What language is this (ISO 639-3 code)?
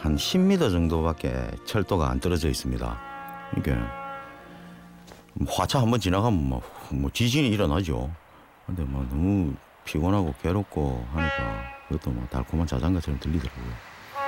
kor